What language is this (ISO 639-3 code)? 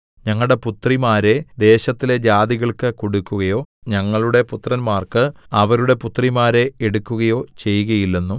mal